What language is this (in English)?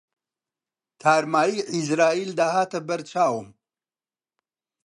Central Kurdish